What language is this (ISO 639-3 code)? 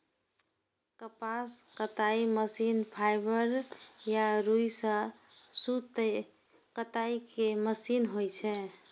mai